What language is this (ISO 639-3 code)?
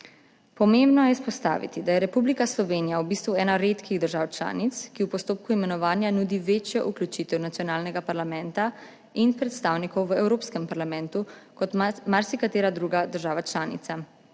slv